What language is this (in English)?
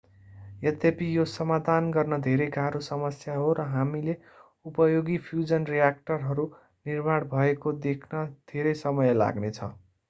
Nepali